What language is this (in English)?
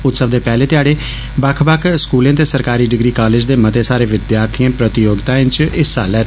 Dogri